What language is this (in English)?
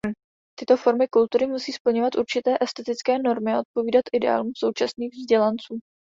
Czech